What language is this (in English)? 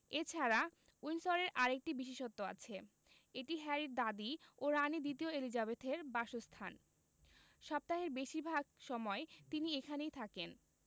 Bangla